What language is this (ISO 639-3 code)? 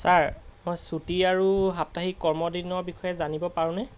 asm